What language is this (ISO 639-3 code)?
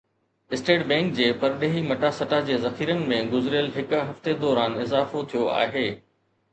snd